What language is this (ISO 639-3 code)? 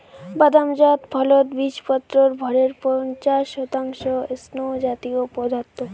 ben